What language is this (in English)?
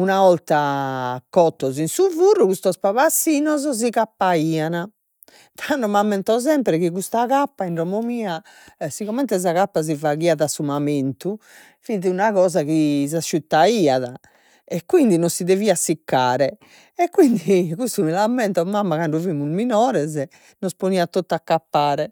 Sardinian